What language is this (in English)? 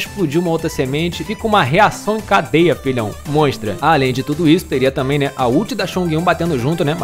Portuguese